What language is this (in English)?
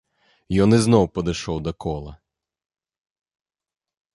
Belarusian